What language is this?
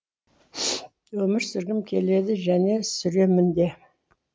Kazakh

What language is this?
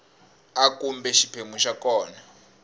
Tsonga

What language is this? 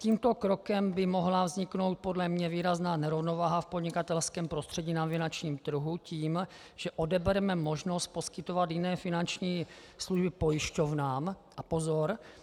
Czech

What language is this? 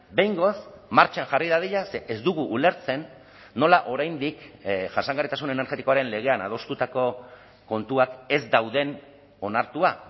Basque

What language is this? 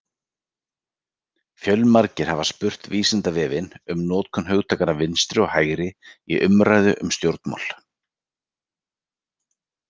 Icelandic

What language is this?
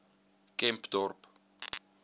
Afrikaans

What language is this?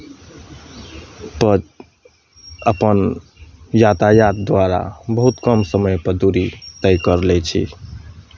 Maithili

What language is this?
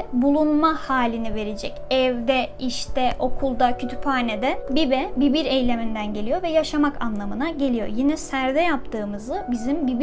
Turkish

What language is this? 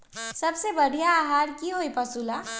Magahi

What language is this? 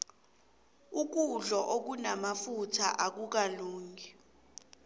South Ndebele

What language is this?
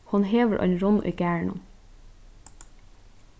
Faroese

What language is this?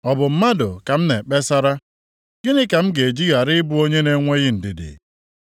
Igbo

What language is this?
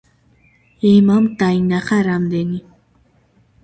Georgian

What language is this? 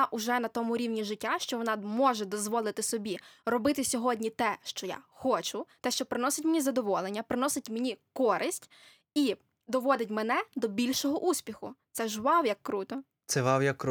Ukrainian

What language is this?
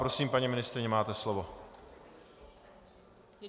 Czech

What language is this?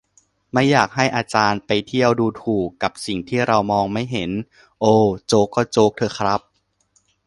Thai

